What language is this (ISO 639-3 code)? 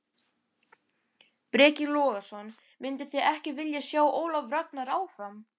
isl